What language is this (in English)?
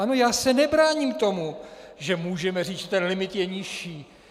Czech